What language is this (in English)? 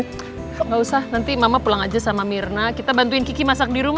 Indonesian